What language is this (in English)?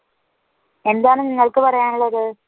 Malayalam